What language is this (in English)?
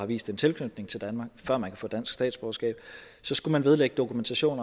Danish